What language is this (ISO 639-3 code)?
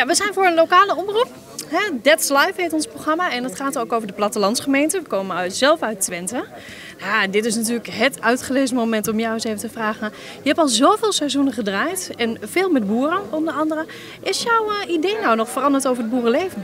nld